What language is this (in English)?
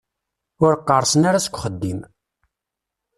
Kabyle